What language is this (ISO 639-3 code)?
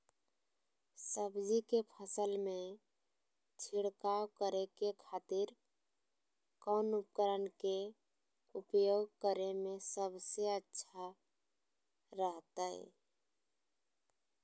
mag